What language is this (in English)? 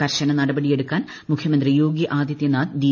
Malayalam